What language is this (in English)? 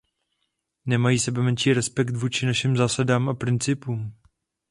Czech